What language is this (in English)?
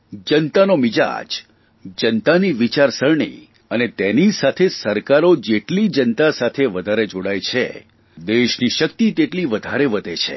Gujarati